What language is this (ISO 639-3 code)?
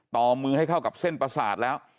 tha